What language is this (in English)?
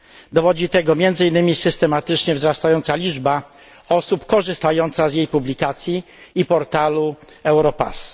Polish